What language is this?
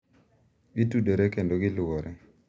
Luo (Kenya and Tanzania)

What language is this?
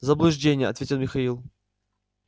Russian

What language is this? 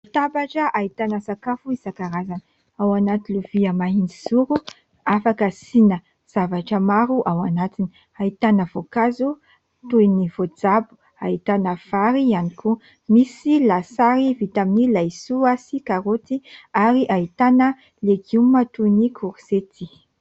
Malagasy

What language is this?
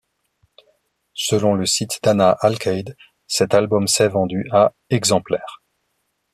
French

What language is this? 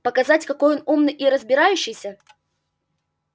Russian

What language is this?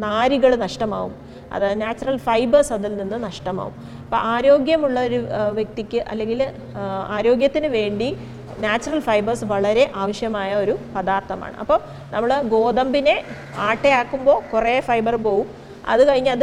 Malayalam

